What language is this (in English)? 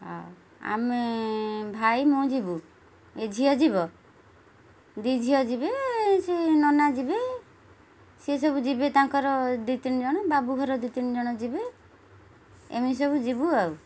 Odia